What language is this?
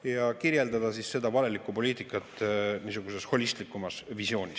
Estonian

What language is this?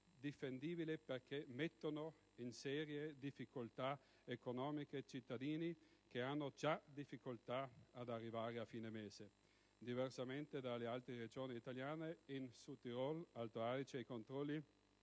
Italian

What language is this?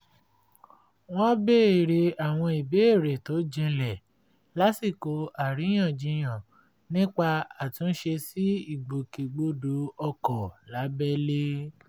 Yoruba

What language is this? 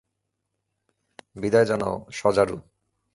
Bangla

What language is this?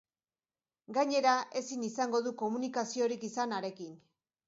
Basque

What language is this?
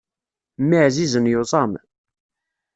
Kabyle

